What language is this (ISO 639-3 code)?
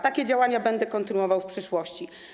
pol